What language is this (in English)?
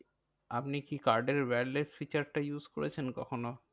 Bangla